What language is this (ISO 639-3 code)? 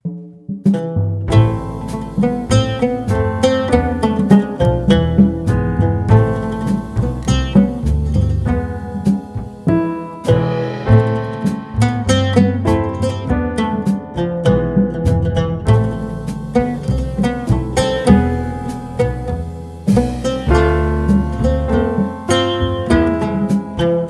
ind